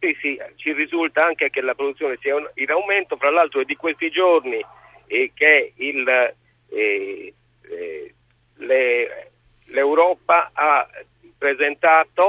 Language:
Italian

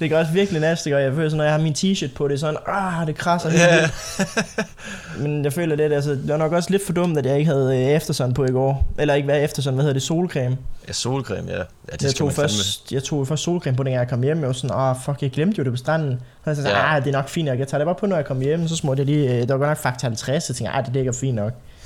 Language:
Danish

